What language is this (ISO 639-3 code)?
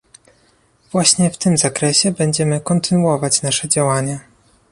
pol